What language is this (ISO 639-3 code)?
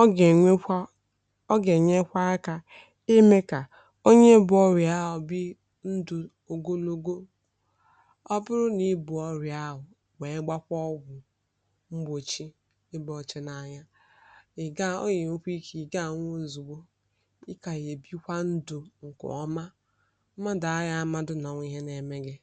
ibo